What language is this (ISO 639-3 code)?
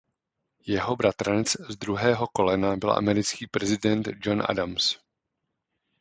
ces